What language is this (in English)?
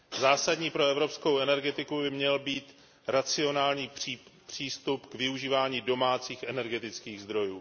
Czech